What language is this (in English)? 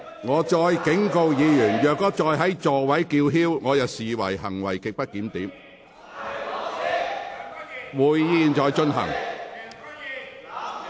Cantonese